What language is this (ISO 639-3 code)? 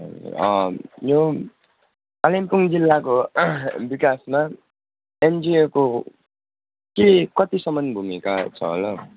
nep